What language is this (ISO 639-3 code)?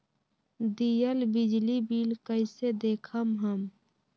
mag